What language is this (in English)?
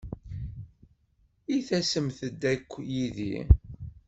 Kabyle